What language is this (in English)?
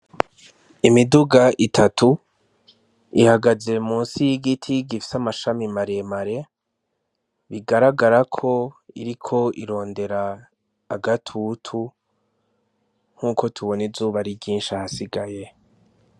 Rundi